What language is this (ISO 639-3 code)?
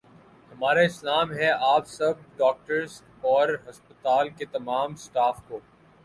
urd